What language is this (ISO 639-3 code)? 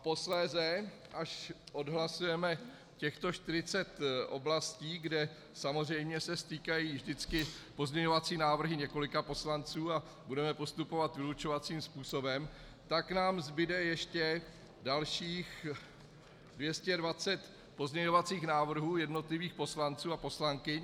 ces